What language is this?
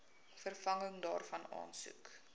Afrikaans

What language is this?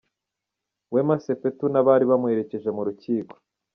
Kinyarwanda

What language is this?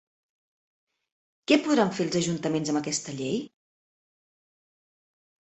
Catalan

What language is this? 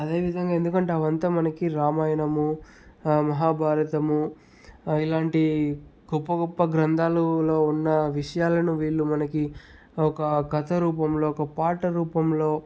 Telugu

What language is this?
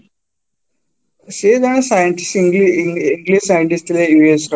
Odia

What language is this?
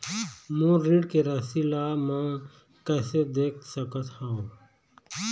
Chhattisgarhi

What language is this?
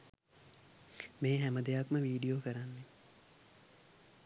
Sinhala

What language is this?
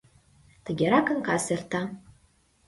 Mari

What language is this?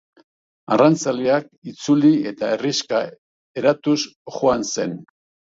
Basque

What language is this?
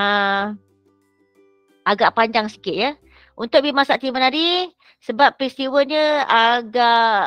Malay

